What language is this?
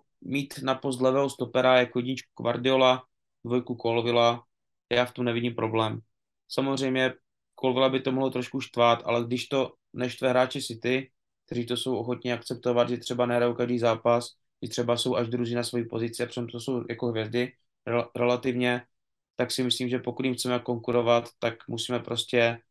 Czech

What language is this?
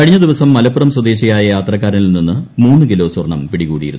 Malayalam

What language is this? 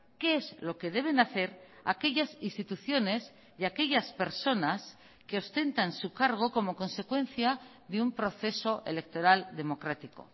Spanish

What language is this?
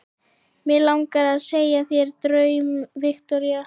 Icelandic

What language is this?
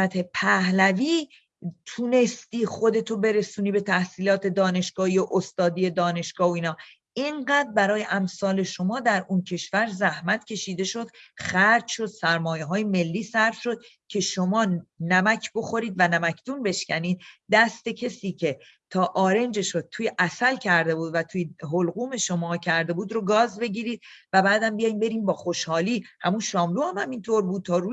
Persian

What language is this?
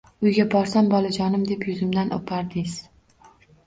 Uzbek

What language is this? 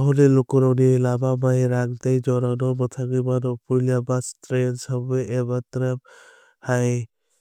Kok Borok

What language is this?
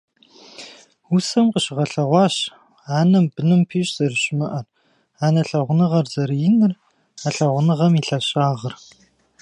Kabardian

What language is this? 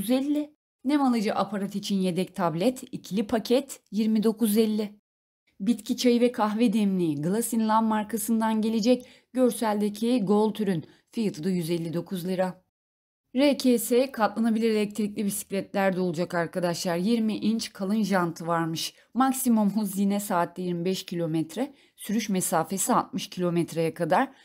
Turkish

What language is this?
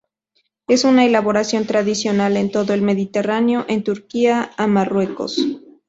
Spanish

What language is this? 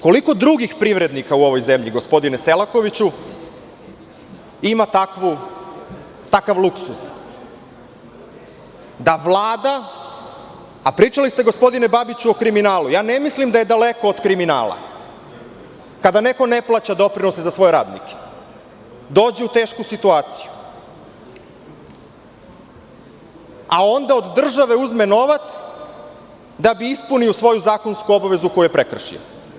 Serbian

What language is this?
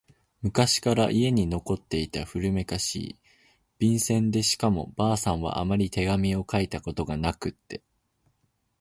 Japanese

